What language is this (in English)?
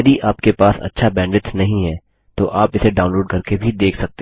Hindi